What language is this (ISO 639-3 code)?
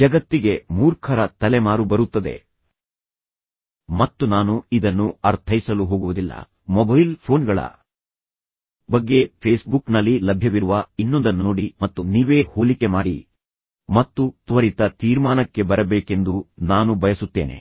kan